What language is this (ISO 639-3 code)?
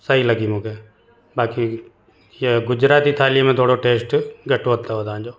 snd